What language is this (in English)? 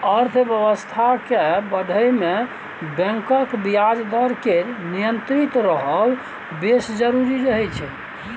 Maithili